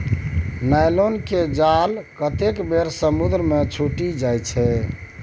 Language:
Maithili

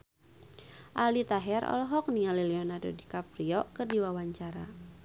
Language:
Sundanese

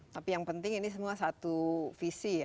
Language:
Indonesian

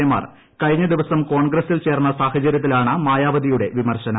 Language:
Malayalam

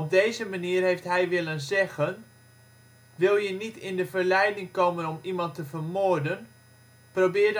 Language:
Dutch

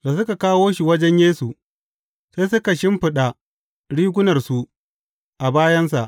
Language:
Hausa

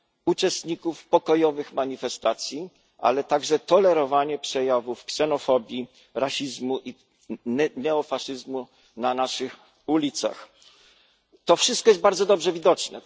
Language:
Polish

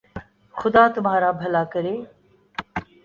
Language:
Urdu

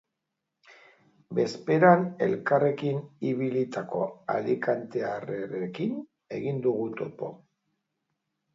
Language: Basque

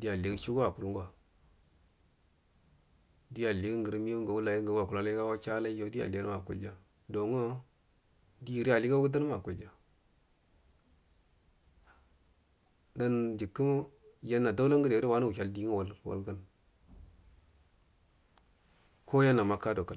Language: Buduma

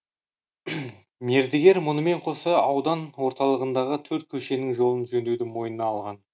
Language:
Kazakh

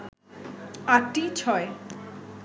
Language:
Bangla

